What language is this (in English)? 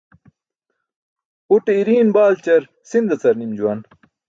Burushaski